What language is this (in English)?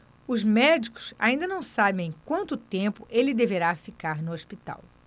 Portuguese